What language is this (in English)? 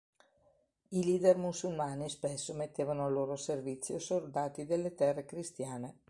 Italian